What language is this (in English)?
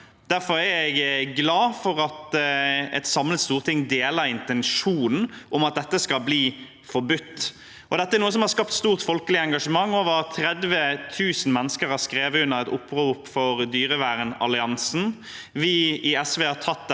Norwegian